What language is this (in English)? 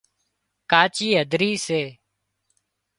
Wadiyara Koli